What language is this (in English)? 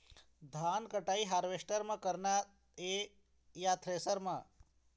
Chhattisgarhi